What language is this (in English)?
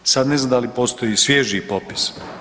Croatian